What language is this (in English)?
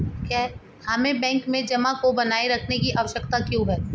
Hindi